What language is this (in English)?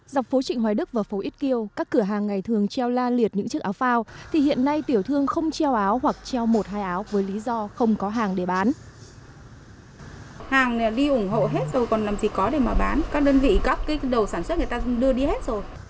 Vietnamese